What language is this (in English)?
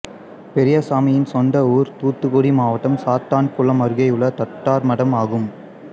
Tamil